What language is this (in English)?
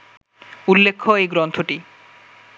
Bangla